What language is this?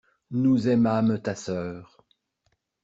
French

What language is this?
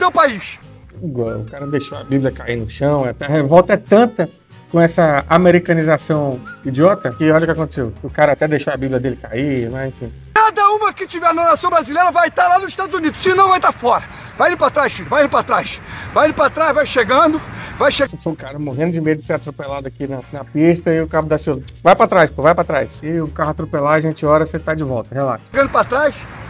Portuguese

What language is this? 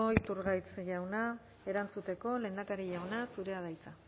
Basque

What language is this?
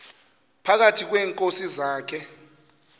Xhosa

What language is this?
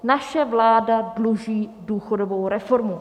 Czech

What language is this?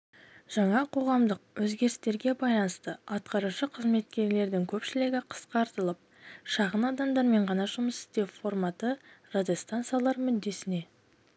Kazakh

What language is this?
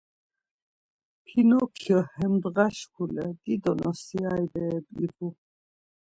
Laz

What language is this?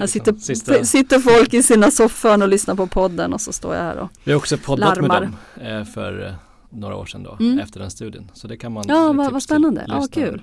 Swedish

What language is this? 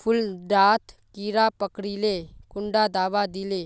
Magahi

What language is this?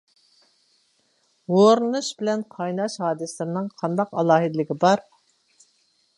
Uyghur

